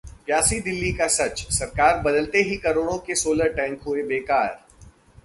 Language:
Hindi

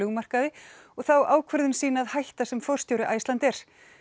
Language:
Icelandic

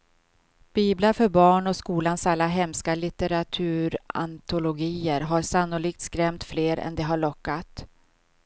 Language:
Swedish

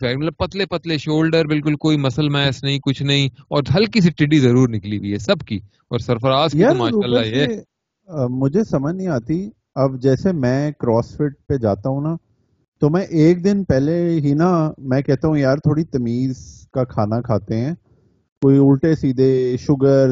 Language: Urdu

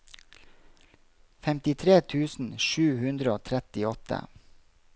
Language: Norwegian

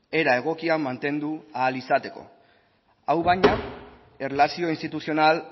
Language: Basque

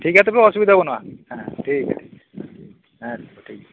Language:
Santali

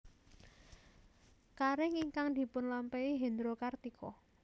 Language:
Javanese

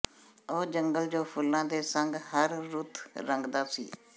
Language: Punjabi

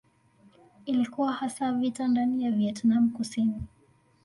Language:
Swahili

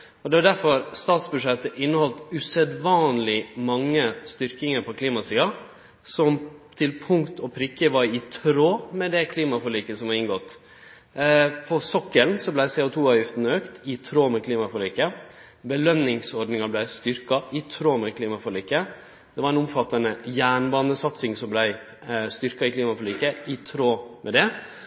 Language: Norwegian Nynorsk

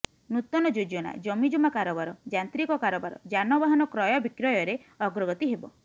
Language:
Odia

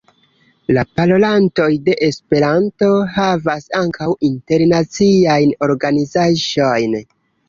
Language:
Esperanto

